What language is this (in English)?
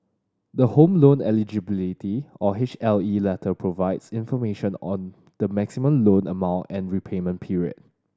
English